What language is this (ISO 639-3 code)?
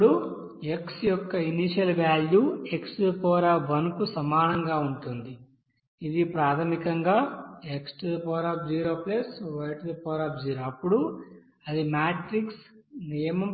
tel